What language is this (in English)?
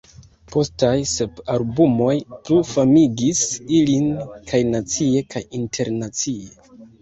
Esperanto